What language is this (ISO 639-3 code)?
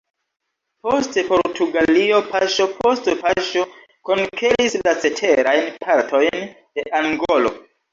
epo